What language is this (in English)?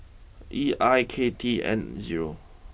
English